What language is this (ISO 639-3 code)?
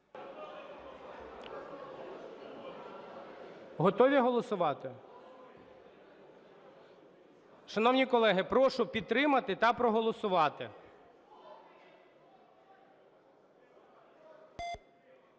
ukr